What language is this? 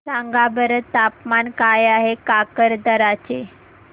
Marathi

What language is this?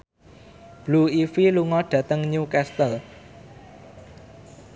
Javanese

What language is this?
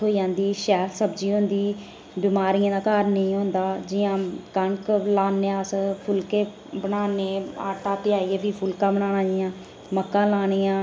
Dogri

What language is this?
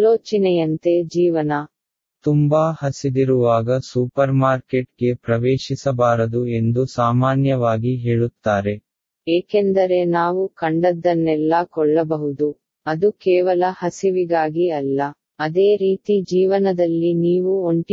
Tamil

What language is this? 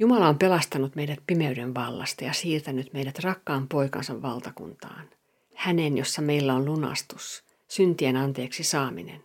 Finnish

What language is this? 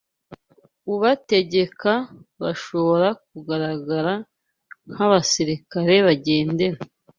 Kinyarwanda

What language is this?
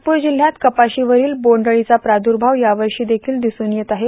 Marathi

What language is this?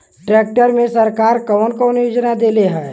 Bhojpuri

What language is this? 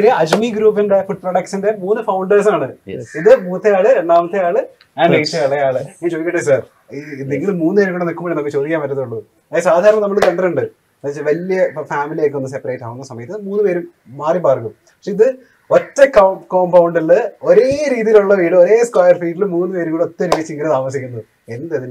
Malayalam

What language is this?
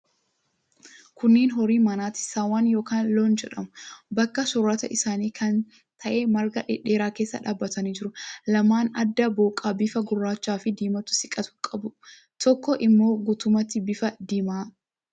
Oromo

